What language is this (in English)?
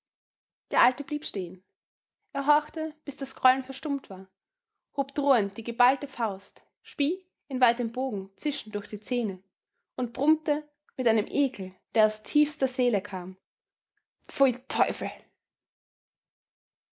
German